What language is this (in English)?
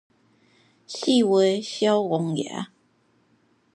Min Nan Chinese